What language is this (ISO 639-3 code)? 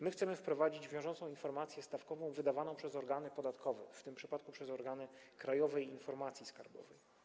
pol